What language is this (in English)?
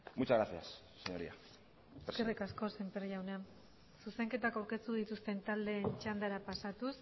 Basque